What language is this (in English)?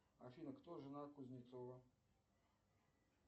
Russian